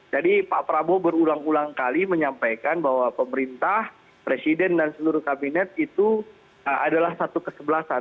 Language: Indonesian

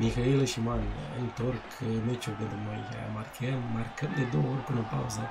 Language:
Romanian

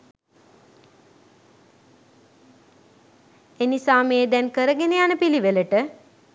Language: Sinhala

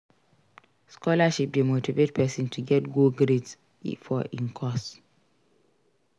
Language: Nigerian Pidgin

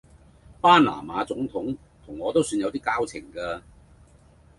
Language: Cantonese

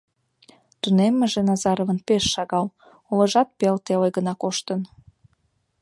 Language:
Mari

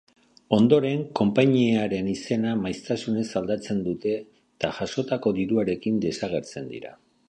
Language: Basque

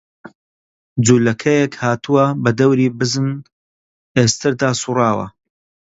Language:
Central Kurdish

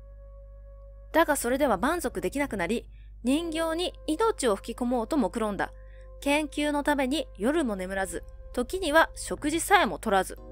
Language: Japanese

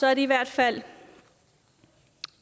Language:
Danish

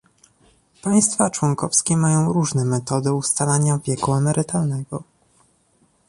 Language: Polish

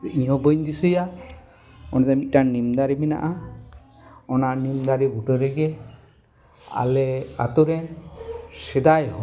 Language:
Santali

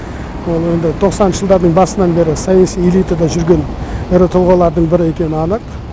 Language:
Kazakh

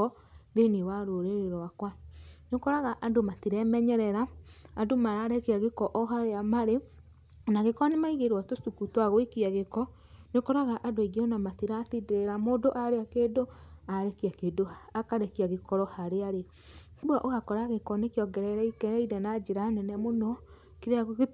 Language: Kikuyu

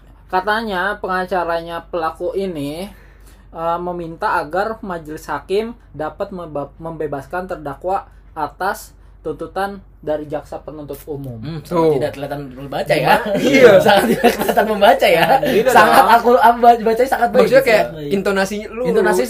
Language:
Indonesian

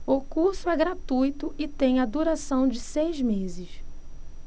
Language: Portuguese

